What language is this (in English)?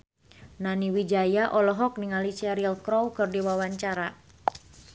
Sundanese